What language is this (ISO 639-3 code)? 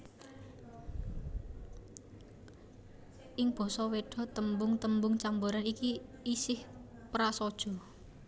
jav